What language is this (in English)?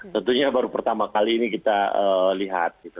Indonesian